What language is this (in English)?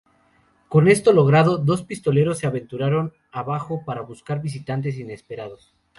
Spanish